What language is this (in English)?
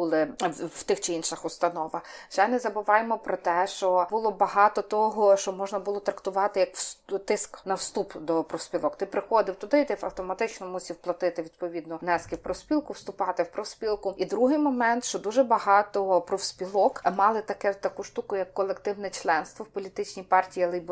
Ukrainian